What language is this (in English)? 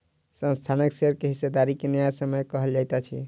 Maithili